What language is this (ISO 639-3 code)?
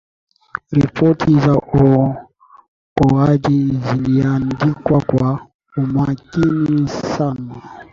swa